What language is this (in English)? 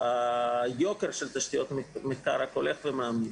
Hebrew